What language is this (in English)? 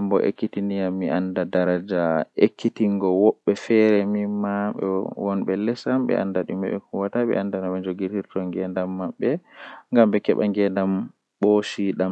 Western Niger Fulfulde